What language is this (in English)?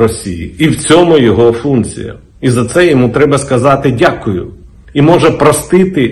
Ukrainian